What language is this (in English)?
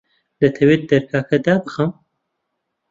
Central Kurdish